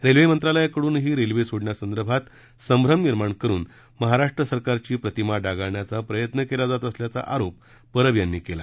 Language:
Marathi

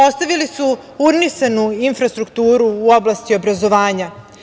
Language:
Serbian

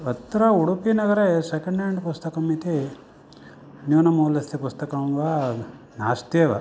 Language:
Sanskrit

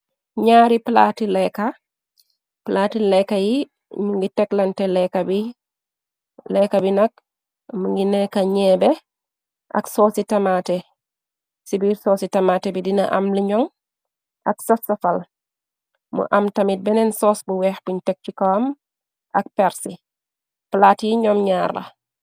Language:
Wolof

